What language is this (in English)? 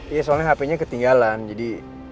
Indonesian